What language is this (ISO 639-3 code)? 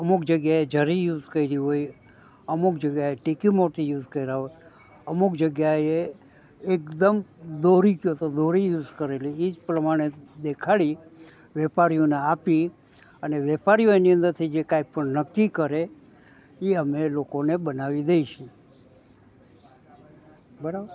guj